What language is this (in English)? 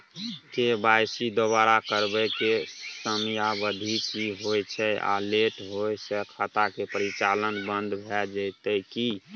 Maithili